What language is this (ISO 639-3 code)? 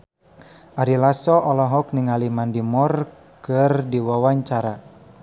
sun